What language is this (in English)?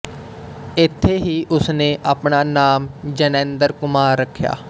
Punjabi